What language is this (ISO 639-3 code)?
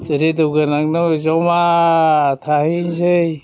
brx